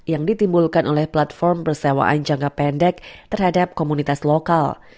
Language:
Indonesian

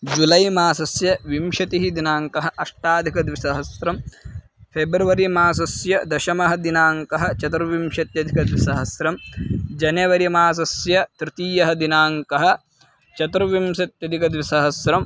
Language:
Sanskrit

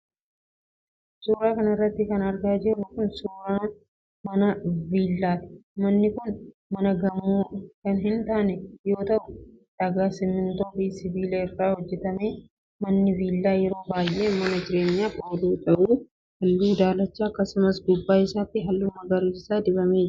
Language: Oromo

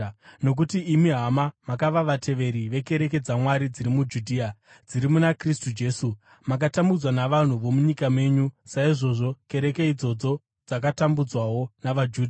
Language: Shona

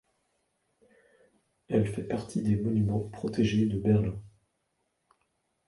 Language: French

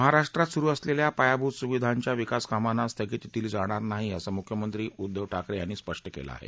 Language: Marathi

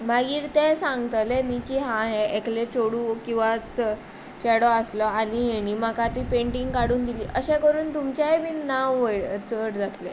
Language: Konkani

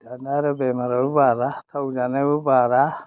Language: Bodo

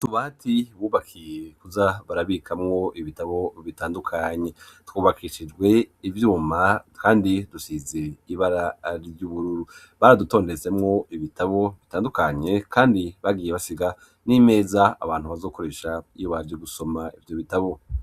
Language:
Rundi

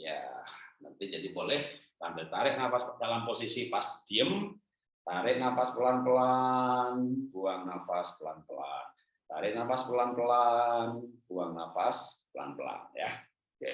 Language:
Indonesian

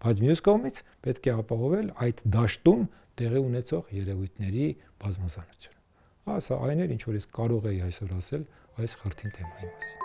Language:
Romanian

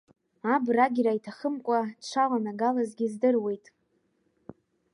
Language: Abkhazian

